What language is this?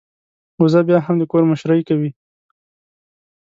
Pashto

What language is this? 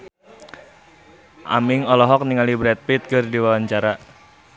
Sundanese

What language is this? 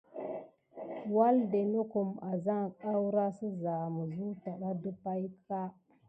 Gidar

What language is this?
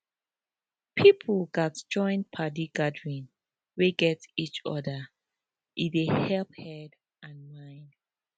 Nigerian Pidgin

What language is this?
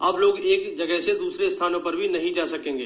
Hindi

